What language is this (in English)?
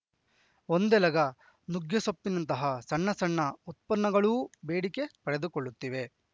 Kannada